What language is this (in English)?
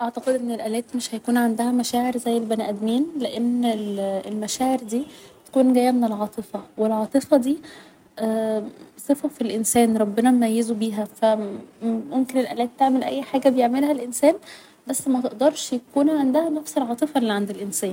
Egyptian Arabic